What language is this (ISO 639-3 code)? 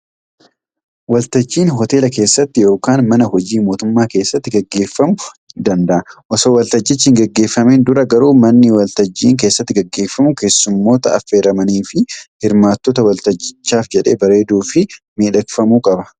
orm